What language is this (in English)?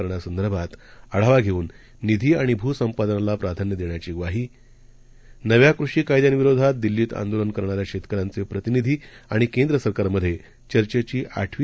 Marathi